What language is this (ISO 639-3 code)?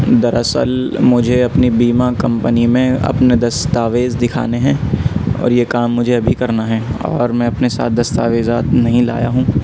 urd